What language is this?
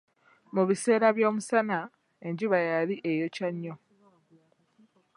Ganda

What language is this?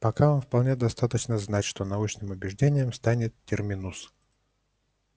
Russian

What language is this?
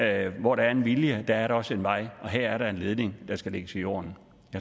Danish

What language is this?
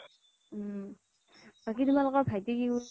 Assamese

